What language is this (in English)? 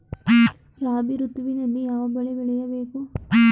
Kannada